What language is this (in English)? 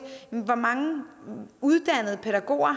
Danish